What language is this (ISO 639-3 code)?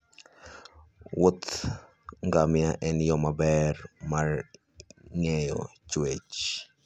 luo